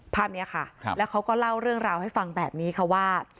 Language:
Thai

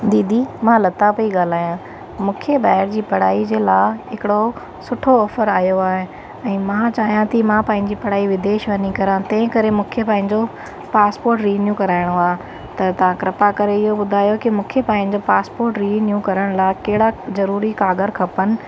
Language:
Sindhi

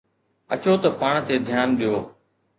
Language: Sindhi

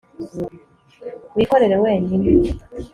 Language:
Kinyarwanda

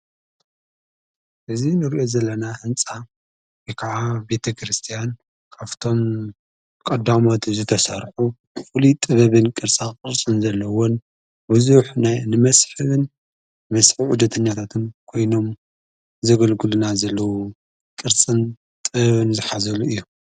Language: Tigrinya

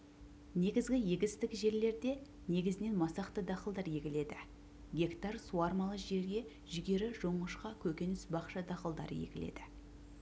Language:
Kazakh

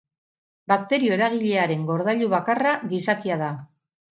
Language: Basque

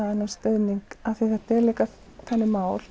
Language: Icelandic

